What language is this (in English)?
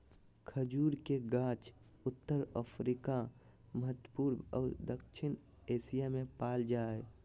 Magahi